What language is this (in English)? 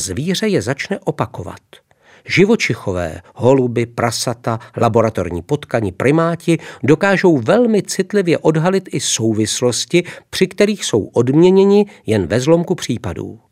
Czech